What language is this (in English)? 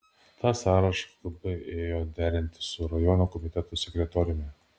Lithuanian